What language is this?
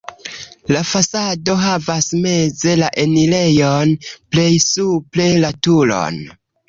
Esperanto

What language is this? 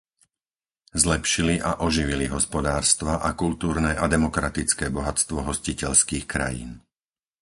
Slovak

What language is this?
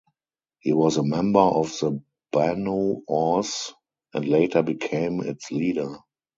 English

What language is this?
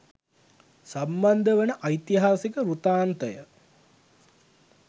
Sinhala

